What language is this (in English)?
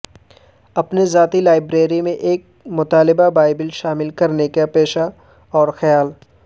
Urdu